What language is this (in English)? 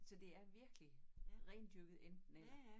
Danish